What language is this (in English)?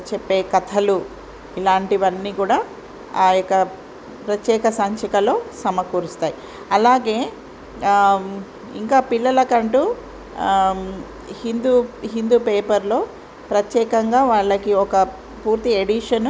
Telugu